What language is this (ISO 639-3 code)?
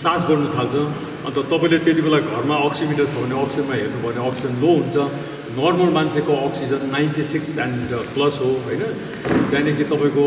ron